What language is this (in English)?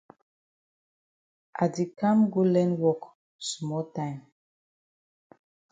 Cameroon Pidgin